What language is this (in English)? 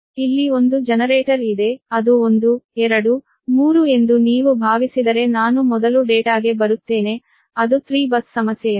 Kannada